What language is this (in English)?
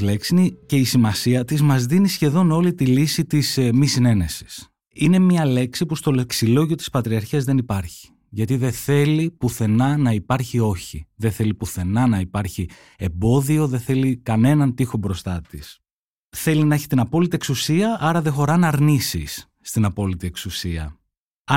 Greek